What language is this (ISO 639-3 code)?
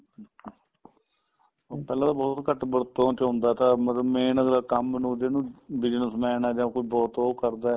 pan